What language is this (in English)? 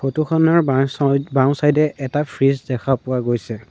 Assamese